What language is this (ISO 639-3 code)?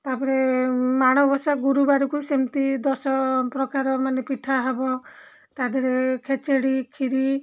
ori